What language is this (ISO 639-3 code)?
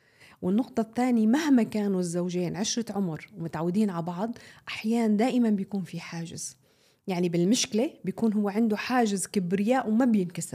ara